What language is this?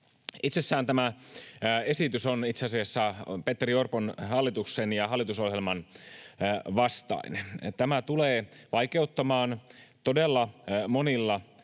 Finnish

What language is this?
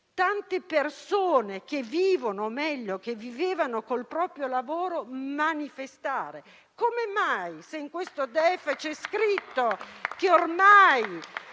Italian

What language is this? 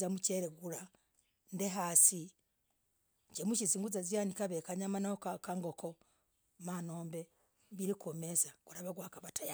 Logooli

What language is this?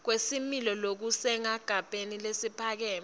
Swati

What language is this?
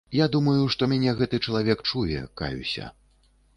Belarusian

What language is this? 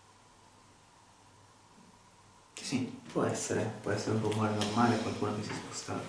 Italian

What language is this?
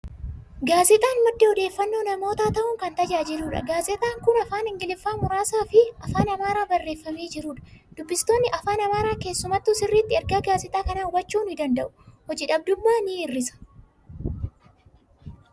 Oromo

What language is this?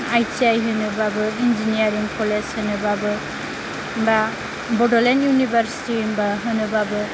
Bodo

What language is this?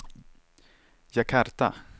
Swedish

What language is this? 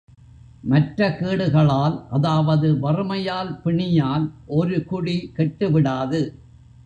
Tamil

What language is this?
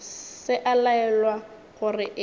Northern Sotho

